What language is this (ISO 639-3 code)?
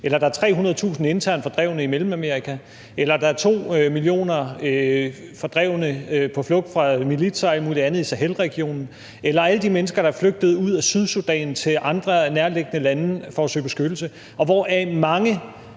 dan